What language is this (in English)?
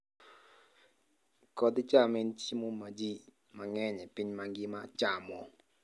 Luo (Kenya and Tanzania)